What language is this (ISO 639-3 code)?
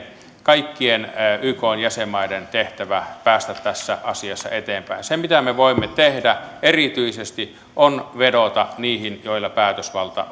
fin